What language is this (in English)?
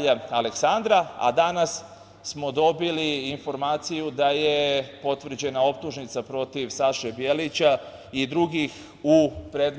Serbian